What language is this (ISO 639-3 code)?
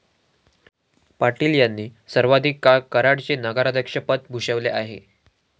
mar